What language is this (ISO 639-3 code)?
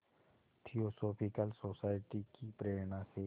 hin